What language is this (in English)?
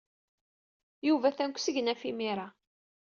Kabyle